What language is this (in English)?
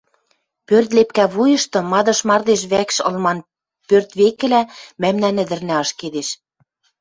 Western Mari